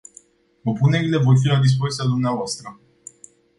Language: Romanian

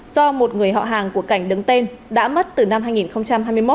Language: Vietnamese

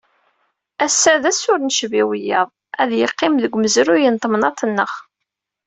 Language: Kabyle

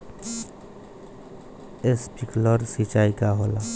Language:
Bhojpuri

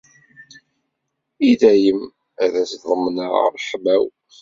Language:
Kabyle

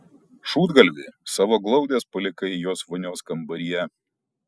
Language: Lithuanian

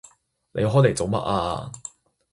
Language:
Cantonese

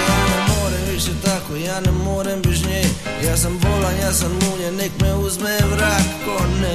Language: Croatian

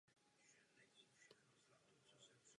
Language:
Czech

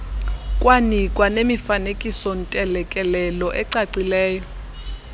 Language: Xhosa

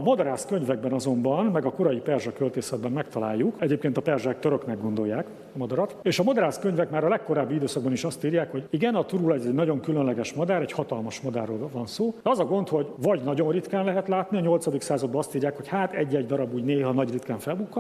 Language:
Hungarian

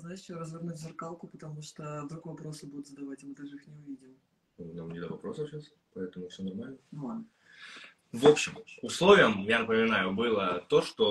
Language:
Russian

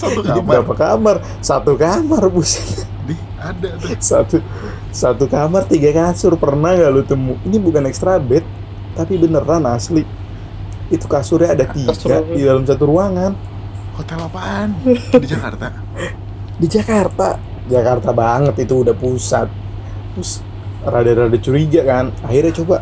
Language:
Indonesian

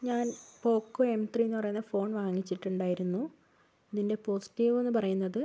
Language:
Malayalam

